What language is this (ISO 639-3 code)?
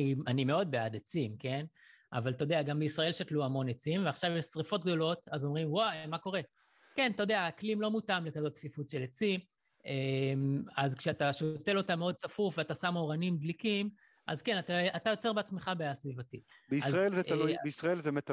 heb